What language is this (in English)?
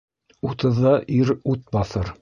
Bashkir